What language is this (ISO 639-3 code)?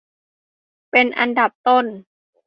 tha